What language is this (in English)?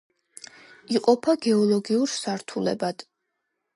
Georgian